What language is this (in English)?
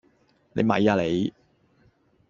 Cantonese